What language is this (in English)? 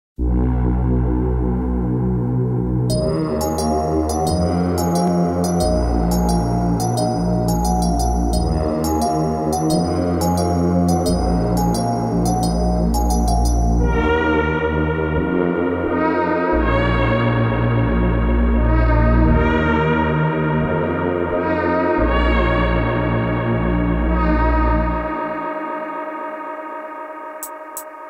Romanian